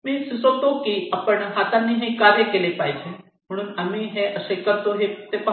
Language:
Marathi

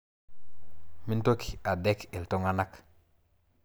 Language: Masai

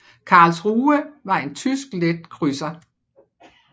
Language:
Danish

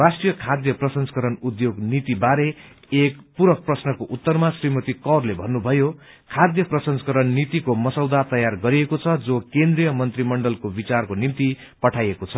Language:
Nepali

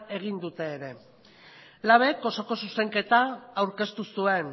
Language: Basque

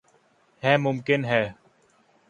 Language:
Urdu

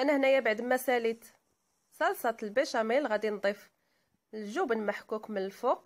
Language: Arabic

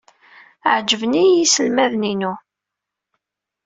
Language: Kabyle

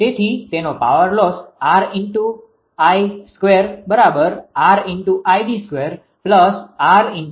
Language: Gujarati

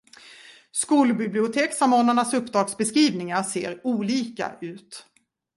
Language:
Swedish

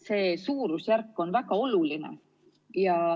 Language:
Estonian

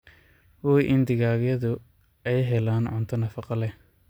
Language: Somali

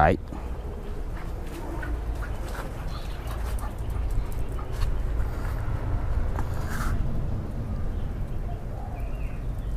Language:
Vietnamese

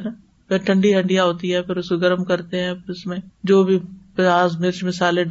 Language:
Urdu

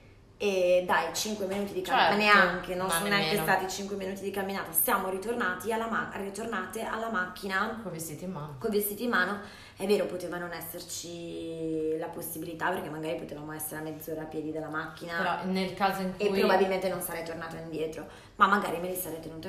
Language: Italian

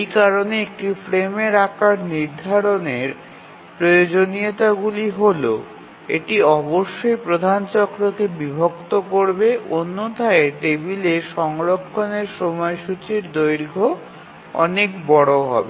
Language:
Bangla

